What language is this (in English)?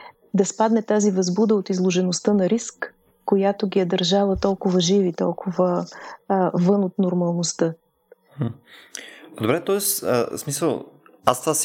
Bulgarian